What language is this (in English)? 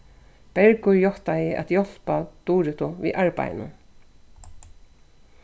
Faroese